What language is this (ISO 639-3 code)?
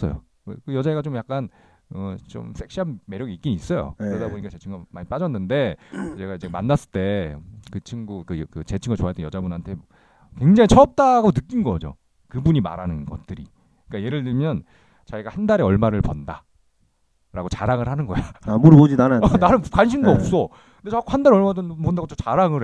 kor